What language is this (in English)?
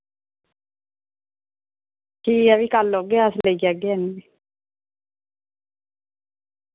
Dogri